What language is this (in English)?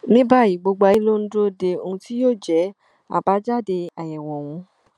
Yoruba